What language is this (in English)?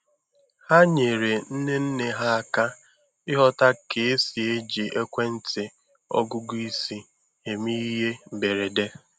Igbo